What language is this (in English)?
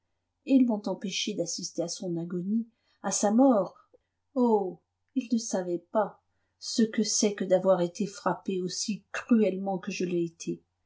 French